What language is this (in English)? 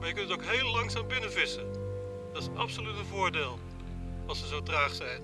Dutch